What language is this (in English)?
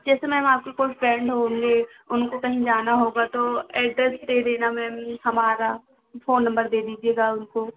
Hindi